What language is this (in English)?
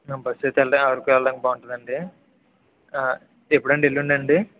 Telugu